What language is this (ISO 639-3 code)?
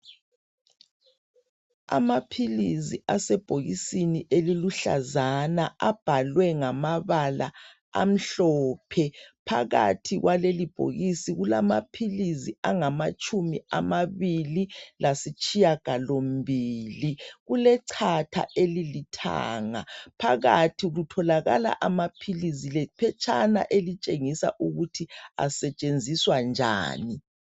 nde